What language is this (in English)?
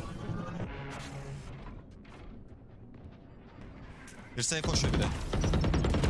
Turkish